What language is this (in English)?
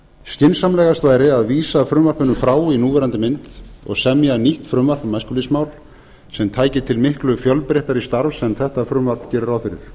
Icelandic